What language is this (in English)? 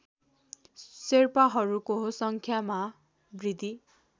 Nepali